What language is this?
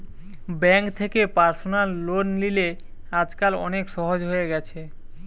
Bangla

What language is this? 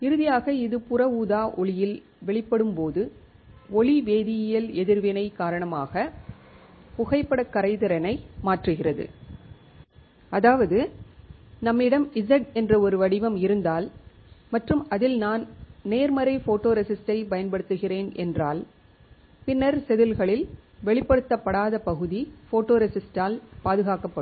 Tamil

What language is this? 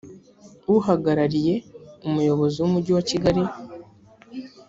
Kinyarwanda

